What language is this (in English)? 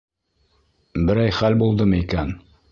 Bashkir